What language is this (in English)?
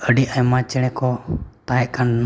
Santali